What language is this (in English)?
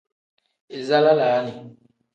Tem